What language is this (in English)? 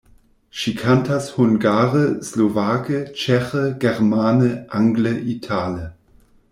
Esperanto